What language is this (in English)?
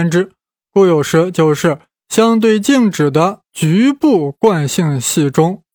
Chinese